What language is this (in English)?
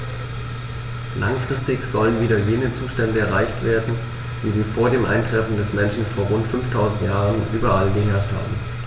German